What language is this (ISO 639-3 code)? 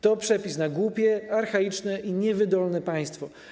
pol